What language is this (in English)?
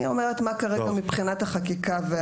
Hebrew